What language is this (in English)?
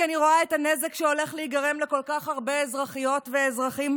Hebrew